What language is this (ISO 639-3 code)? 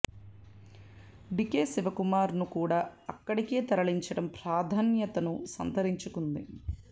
tel